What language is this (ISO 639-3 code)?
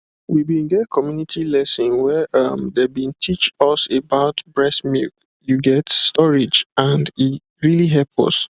pcm